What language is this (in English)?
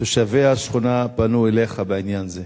Hebrew